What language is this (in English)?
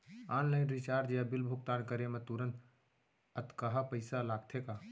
Chhattisgarhi